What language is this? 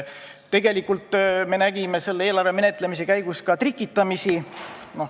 Estonian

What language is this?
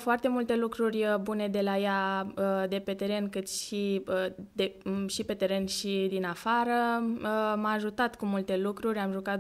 Romanian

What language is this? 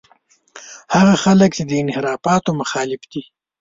Pashto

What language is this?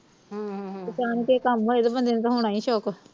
Punjabi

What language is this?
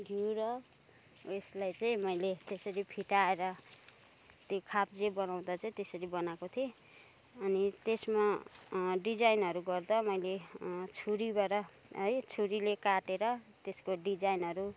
Nepali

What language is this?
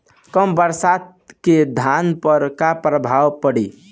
Bhojpuri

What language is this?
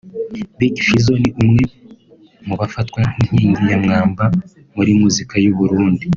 Kinyarwanda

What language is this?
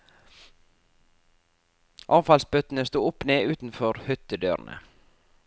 Norwegian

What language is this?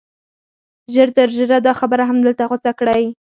Pashto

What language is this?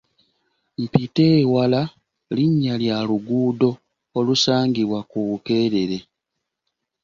Ganda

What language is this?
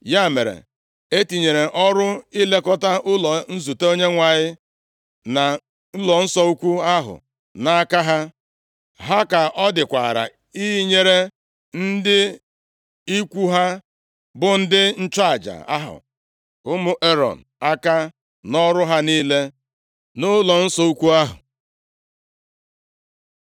Igbo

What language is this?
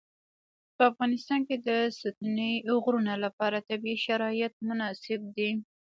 Pashto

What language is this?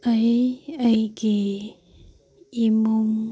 Manipuri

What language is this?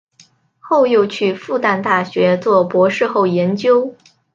Chinese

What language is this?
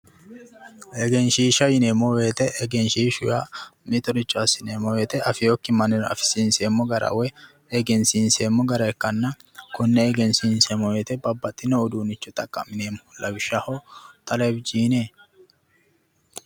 Sidamo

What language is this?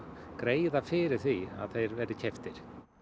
Icelandic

